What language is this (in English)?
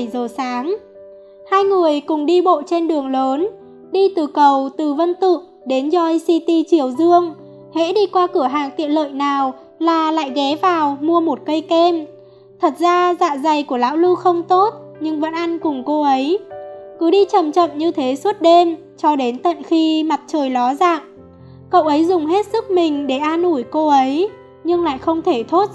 Vietnamese